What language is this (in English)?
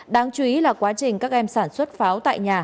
Vietnamese